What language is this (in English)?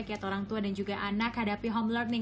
Indonesian